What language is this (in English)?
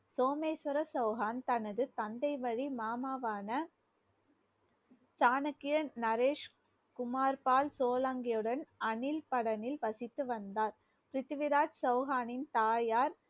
Tamil